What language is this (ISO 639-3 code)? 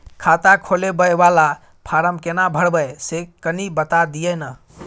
mai